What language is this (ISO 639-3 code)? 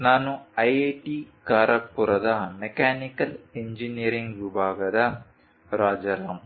kan